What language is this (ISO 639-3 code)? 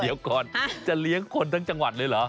tha